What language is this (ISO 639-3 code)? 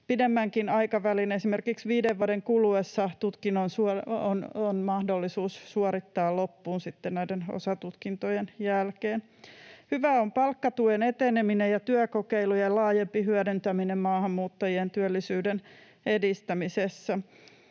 fin